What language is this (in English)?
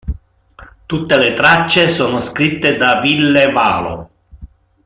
Italian